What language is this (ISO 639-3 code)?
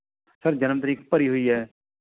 pan